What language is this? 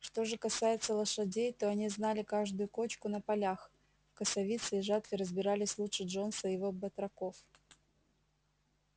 Russian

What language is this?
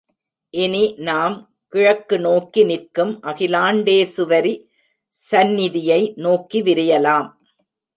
Tamil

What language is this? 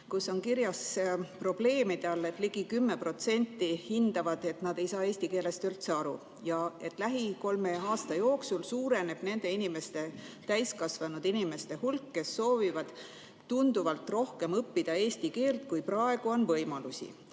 Estonian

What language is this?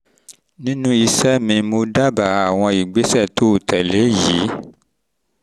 Yoruba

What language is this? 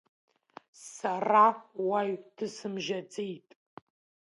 Abkhazian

